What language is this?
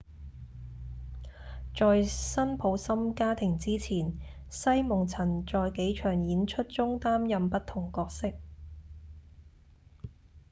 Cantonese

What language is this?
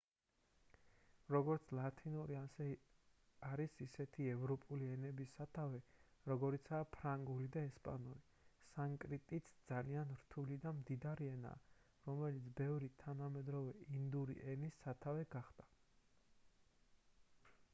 Georgian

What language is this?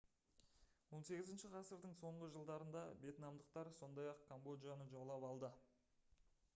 Kazakh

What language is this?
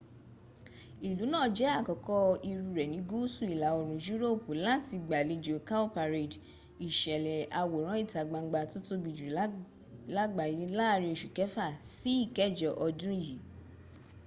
Yoruba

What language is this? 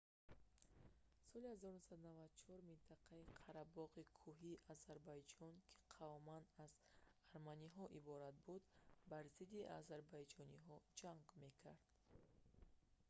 Tajik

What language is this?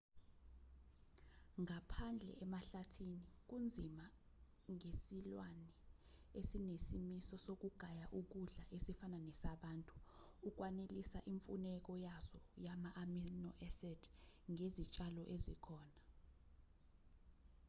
Zulu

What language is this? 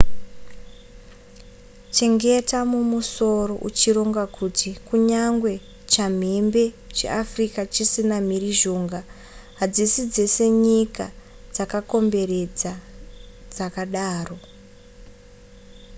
Shona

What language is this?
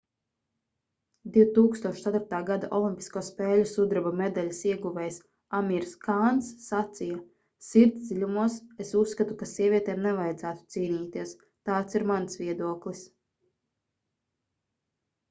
Latvian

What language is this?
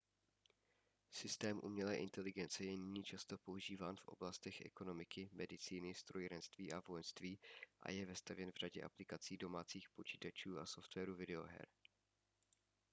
Czech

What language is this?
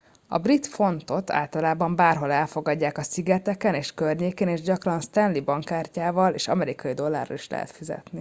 Hungarian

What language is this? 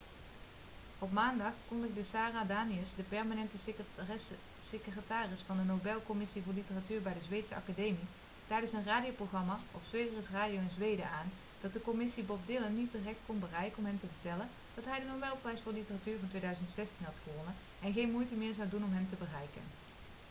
Dutch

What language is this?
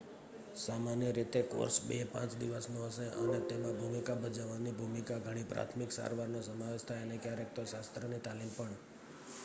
Gujarati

